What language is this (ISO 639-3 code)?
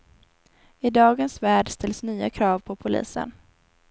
swe